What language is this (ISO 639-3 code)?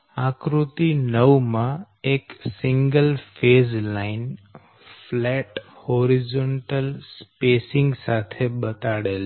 guj